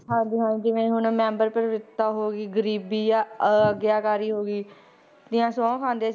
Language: Punjabi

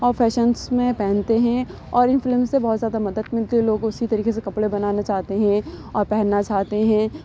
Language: Urdu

